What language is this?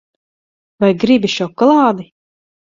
Latvian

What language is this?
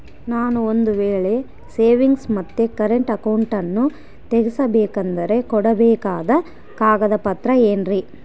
Kannada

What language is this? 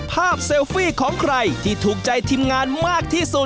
Thai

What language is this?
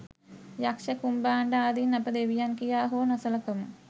Sinhala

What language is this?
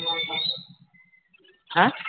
Bangla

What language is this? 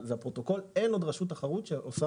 Hebrew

